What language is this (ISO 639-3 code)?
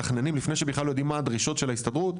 heb